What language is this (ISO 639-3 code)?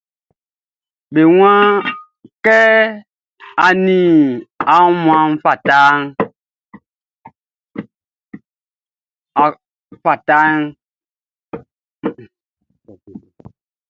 bci